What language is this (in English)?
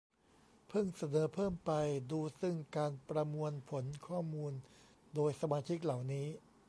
Thai